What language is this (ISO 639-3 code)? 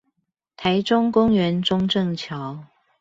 zho